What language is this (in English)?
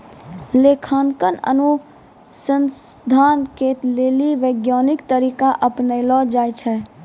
Maithili